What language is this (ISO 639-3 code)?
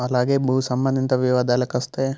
tel